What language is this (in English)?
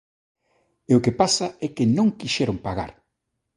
Galician